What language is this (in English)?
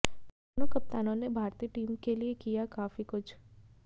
Hindi